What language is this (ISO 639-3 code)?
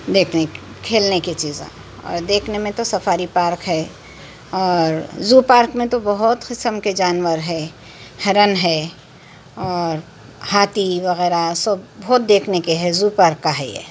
urd